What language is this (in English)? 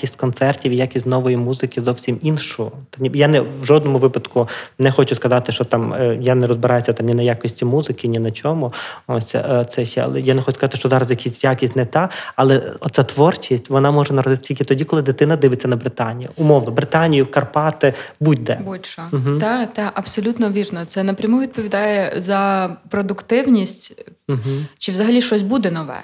Ukrainian